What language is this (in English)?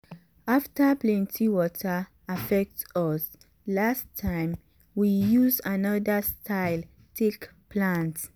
Nigerian Pidgin